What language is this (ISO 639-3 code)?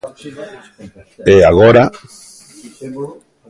glg